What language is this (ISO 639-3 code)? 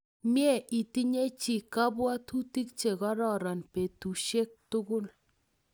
kln